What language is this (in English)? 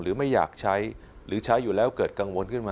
Thai